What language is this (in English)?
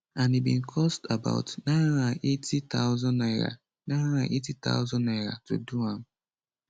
Nigerian Pidgin